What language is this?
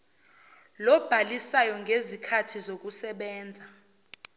Zulu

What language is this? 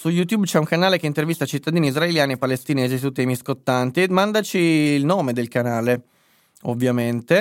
Italian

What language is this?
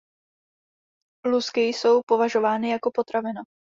Czech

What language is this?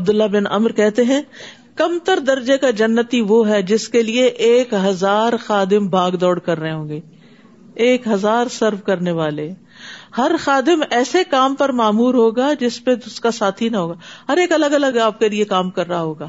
Urdu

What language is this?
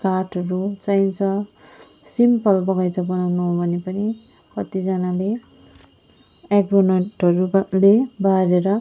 Nepali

